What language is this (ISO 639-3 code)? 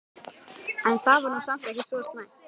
isl